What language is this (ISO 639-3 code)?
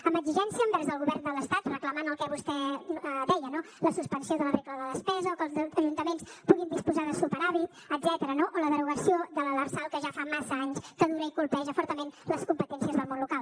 cat